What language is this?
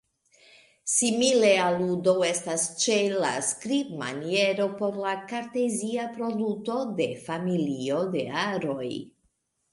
Esperanto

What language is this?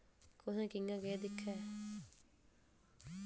Dogri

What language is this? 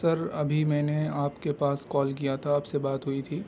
Urdu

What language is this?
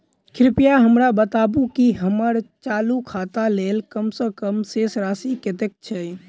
Maithili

